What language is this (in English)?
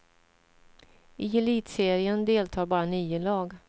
Swedish